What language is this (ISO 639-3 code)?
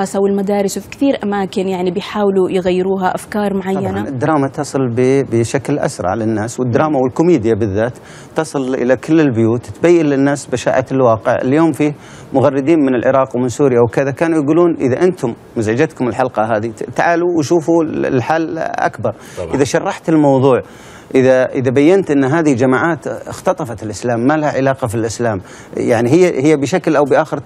ara